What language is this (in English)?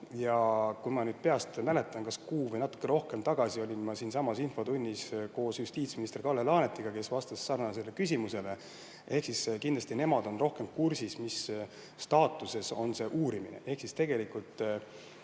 Estonian